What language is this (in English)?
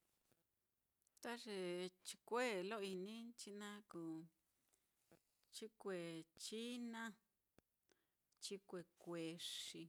Mitlatongo Mixtec